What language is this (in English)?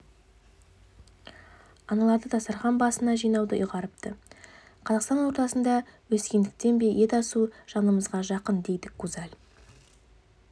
Kazakh